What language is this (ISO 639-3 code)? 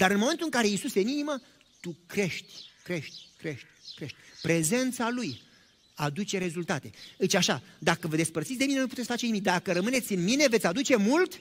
ron